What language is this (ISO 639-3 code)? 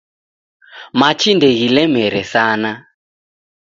dav